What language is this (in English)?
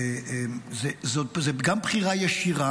Hebrew